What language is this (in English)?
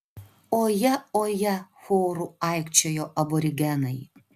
Lithuanian